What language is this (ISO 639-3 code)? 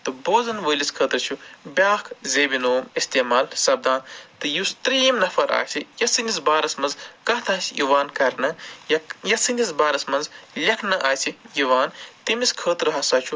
kas